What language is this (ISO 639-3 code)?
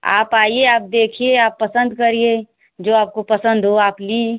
hin